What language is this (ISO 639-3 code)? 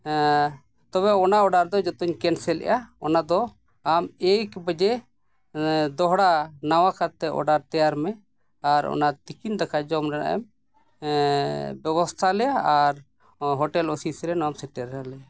sat